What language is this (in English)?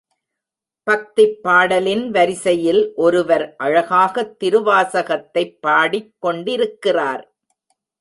Tamil